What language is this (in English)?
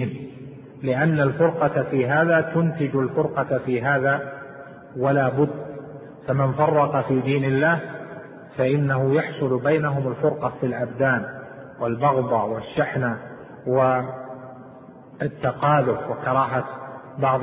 Arabic